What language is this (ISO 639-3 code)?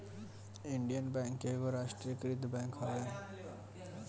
bho